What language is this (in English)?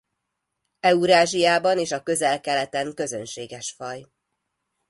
Hungarian